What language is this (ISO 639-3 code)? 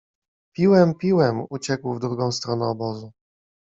pol